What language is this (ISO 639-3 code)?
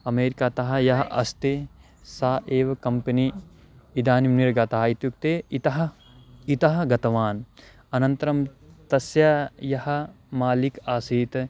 san